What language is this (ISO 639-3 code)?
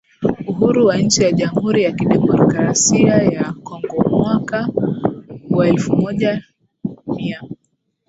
swa